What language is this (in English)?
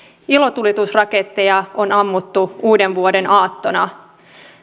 Finnish